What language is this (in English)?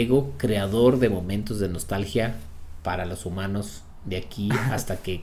Spanish